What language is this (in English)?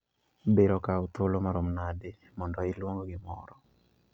Luo (Kenya and Tanzania)